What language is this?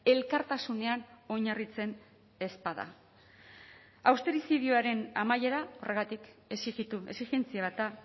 Basque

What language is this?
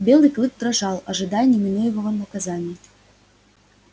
Russian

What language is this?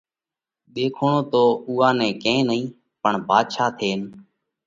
Parkari Koli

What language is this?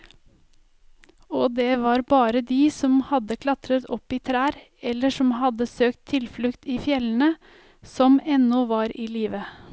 Norwegian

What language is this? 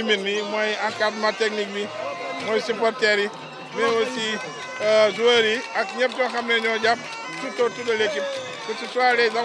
French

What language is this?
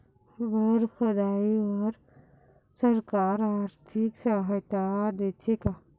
Chhattisgarhi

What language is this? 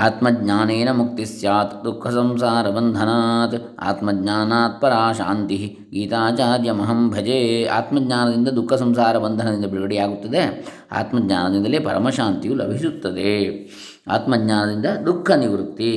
Kannada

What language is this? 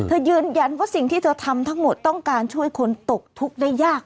Thai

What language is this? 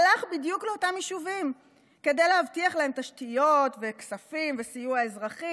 Hebrew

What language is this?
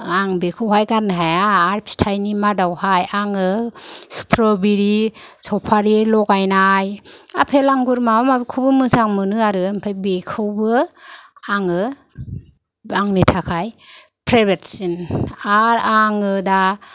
Bodo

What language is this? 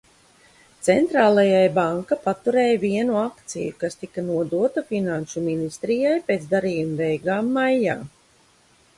Latvian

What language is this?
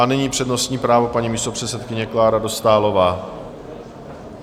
Czech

